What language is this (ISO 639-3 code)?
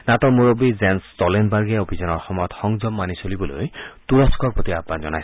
asm